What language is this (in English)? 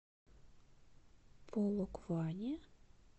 Russian